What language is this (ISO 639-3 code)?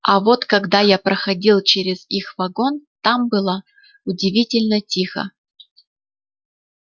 rus